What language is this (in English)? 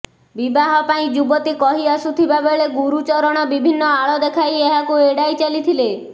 Odia